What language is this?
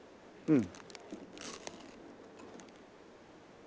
Japanese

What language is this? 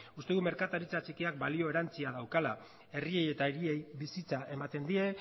Basque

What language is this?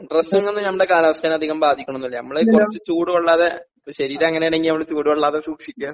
Malayalam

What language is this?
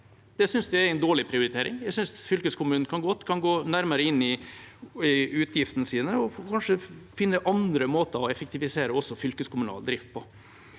Norwegian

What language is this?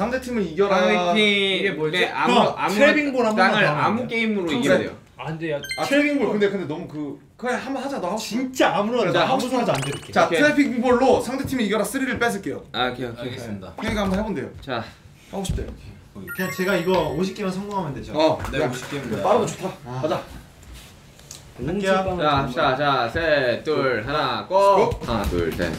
Korean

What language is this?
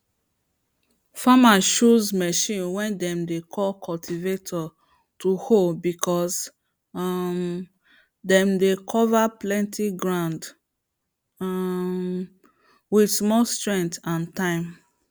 Nigerian Pidgin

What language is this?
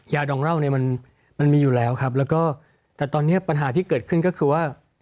Thai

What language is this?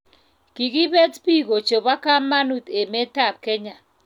Kalenjin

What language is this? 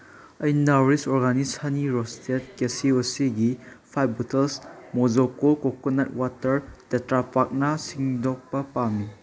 Manipuri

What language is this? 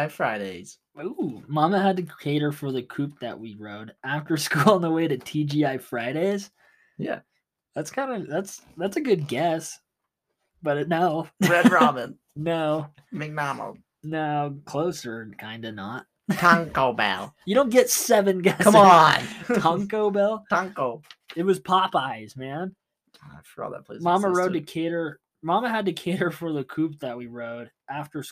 English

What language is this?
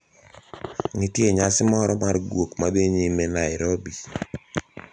Luo (Kenya and Tanzania)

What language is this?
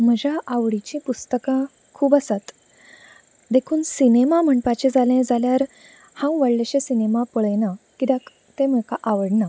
Konkani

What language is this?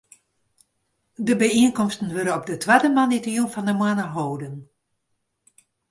Western Frisian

